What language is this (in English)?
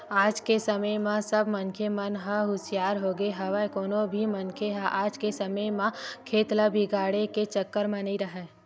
Chhattisgarhi